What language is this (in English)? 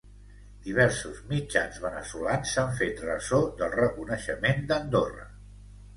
Catalan